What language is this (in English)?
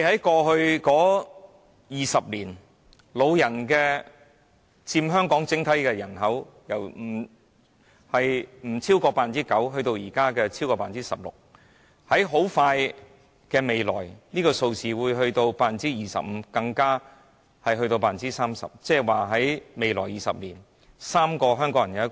Cantonese